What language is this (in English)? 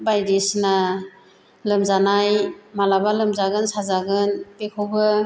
Bodo